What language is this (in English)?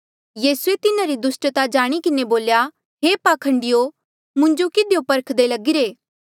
Mandeali